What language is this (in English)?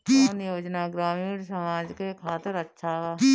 Bhojpuri